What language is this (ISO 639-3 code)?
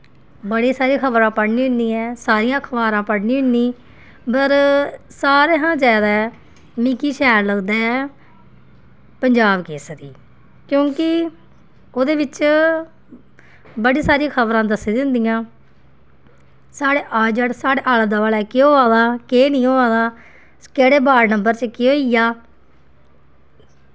doi